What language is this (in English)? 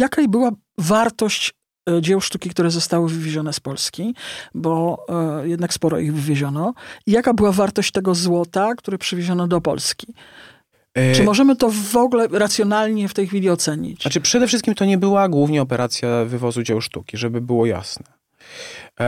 Polish